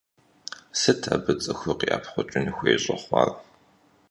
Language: Kabardian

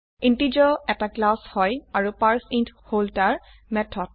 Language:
Assamese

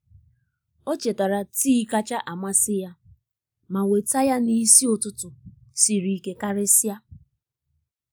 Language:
Igbo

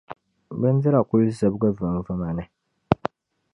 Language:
Dagbani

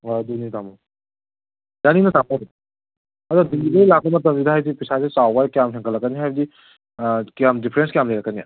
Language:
Manipuri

